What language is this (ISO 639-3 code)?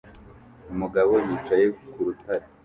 kin